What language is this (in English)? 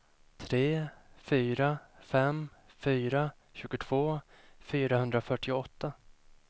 Swedish